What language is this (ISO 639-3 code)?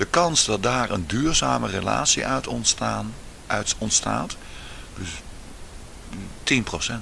nld